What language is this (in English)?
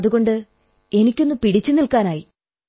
Malayalam